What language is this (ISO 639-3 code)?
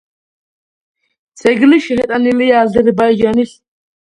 kat